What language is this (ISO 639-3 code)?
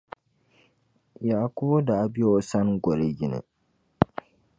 dag